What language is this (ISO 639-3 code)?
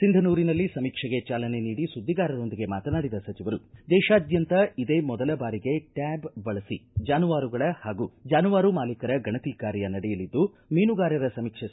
kan